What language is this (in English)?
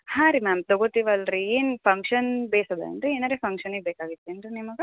Kannada